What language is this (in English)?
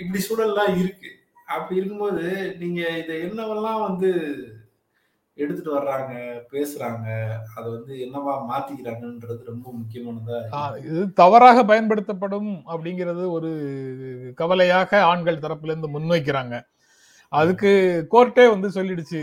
Tamil